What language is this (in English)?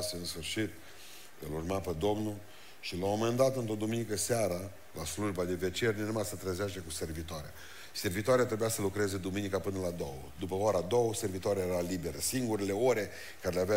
Romanian